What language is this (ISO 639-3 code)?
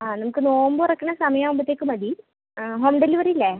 mal